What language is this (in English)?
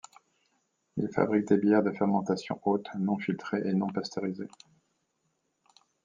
French